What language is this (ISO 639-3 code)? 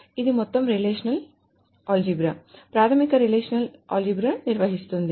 tel